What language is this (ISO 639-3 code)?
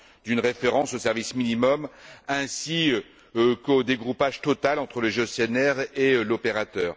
fra